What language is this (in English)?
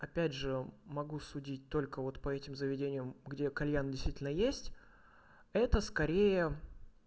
Russian